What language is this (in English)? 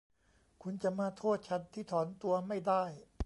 Thai